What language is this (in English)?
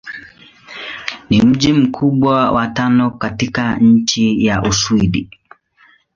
Swahili